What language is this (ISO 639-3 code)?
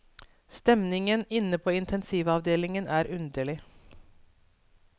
nor